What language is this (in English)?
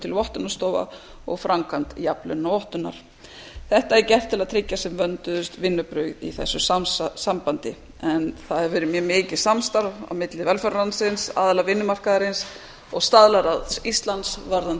Icelandic